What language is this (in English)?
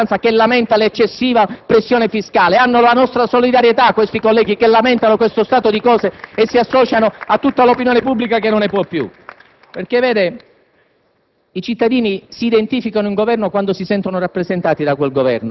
Italian